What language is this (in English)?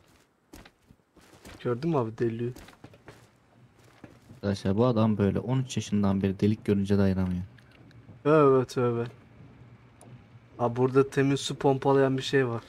Turkish